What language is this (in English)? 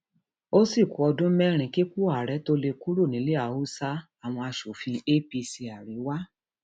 Yoruba